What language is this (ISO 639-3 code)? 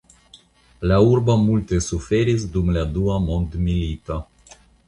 epo